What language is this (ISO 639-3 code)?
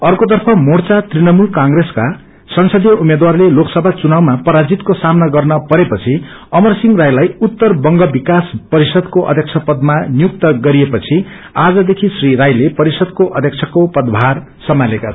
nep